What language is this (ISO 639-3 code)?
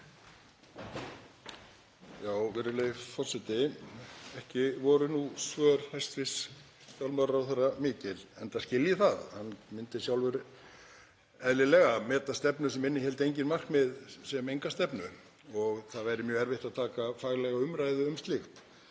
isl